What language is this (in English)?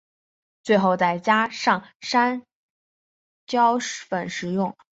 Chinese